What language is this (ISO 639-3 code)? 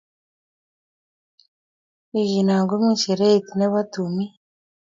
kln